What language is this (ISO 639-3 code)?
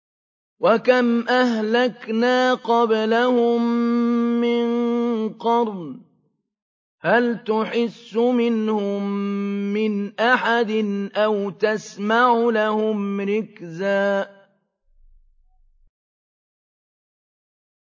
ara